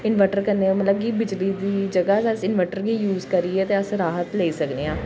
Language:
Dogri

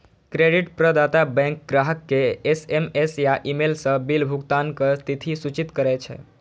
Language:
Maithili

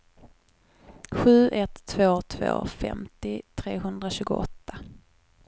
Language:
Swedish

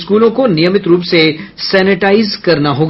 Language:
Hindi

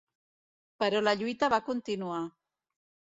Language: Catalan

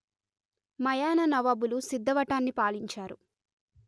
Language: Telugu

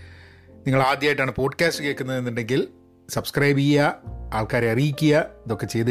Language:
Malayalam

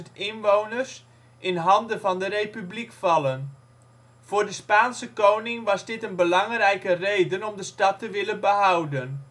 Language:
Dutch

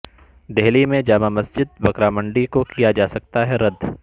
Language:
Urdu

